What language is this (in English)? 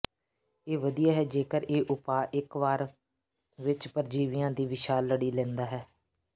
Punjabi